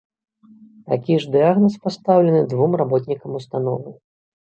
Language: Belarusian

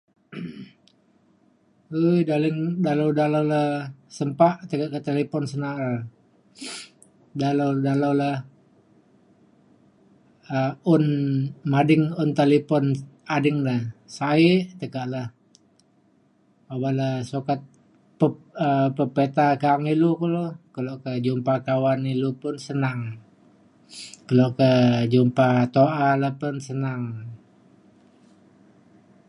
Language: Mainstream Kenyah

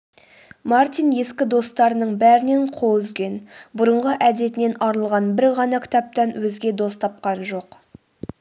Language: Kazakh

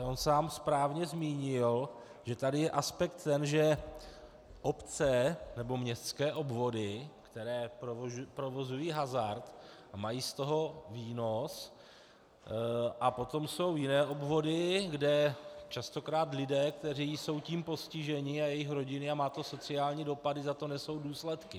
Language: Czech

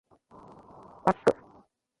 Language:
Japanese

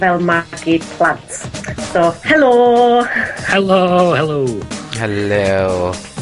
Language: Welsh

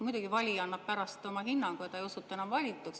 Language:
Estonian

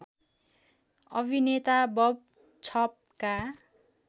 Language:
Nepali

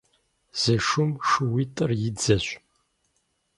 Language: Kabardian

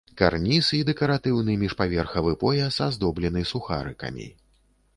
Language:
Belarusian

